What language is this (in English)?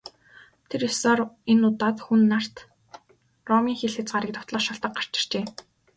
Mongolian